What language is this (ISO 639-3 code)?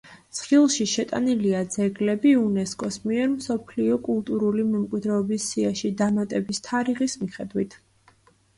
kat